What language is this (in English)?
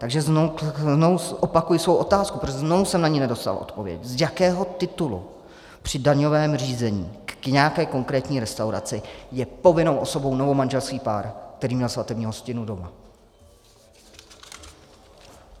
Czech